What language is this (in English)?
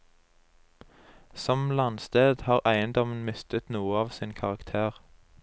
Norwegian